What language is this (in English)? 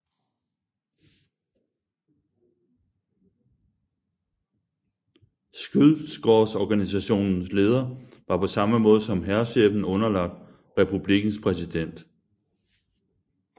Danish